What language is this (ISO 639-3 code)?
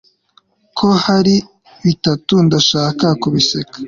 kin